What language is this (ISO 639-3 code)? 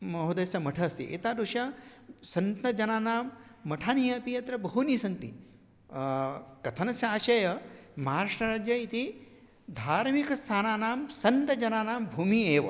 san